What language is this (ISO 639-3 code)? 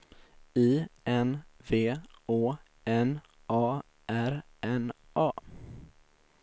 swe